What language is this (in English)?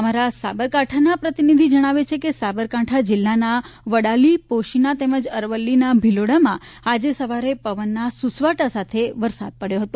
Gujarati